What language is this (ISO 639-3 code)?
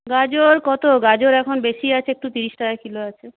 ben